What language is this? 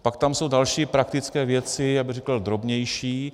Czech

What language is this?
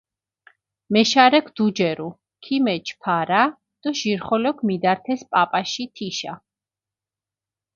Mingrelian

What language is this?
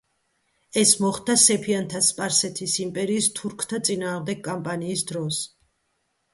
Georgian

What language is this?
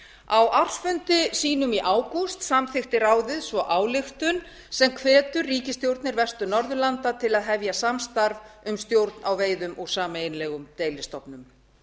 Icelandic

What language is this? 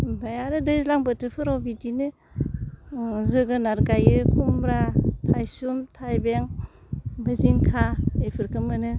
Bodo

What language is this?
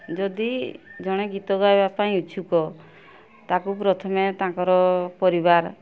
Odia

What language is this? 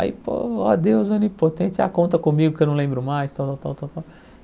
Portuguese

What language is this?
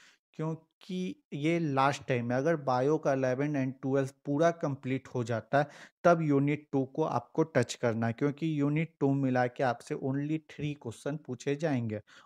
Hindi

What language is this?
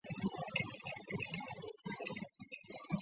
Chinese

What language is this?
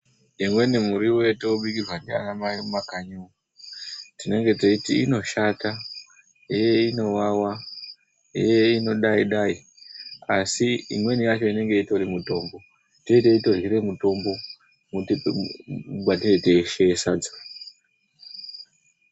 Ndau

